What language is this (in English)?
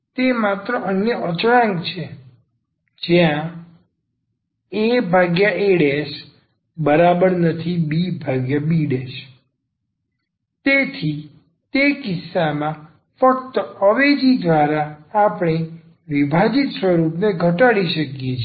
Gujarati